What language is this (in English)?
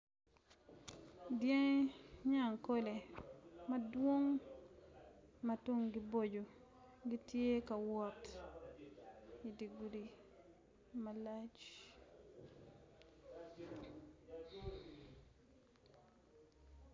Acoli